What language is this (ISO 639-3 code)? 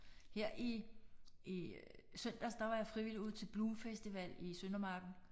dan